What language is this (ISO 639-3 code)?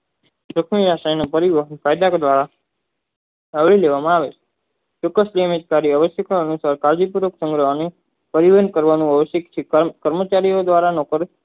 guj